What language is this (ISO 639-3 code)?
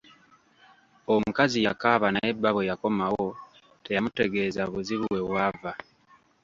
lug